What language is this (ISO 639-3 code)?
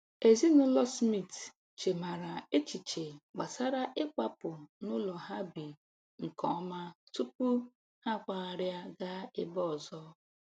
ibo